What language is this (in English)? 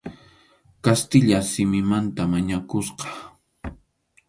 Arequipa-La Unión Quechua